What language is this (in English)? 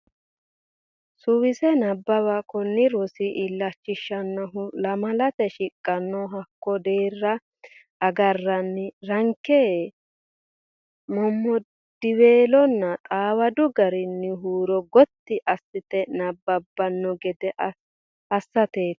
Sidamo